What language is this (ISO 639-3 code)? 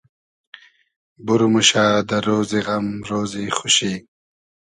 haz